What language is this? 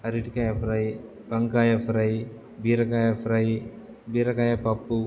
Telugu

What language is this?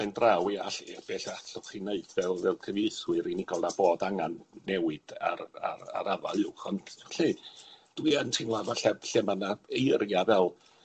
Welsh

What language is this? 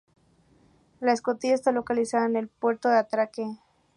Spanish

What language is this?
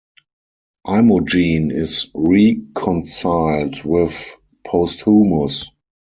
English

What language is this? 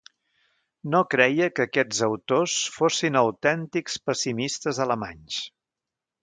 Catalan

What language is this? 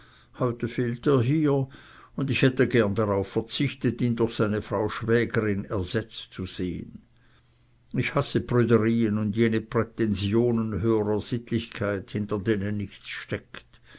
German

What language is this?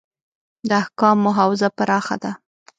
Pashto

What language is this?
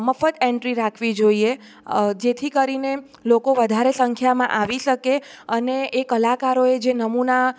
Gujarati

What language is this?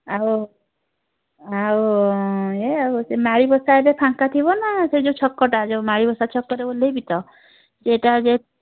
Odia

